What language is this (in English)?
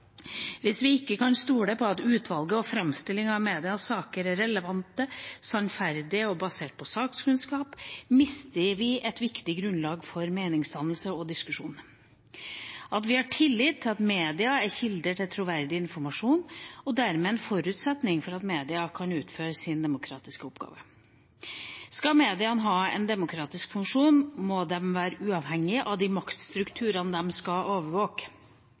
Norwegian Bokmål